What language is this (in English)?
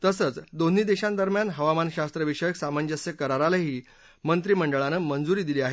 Marathi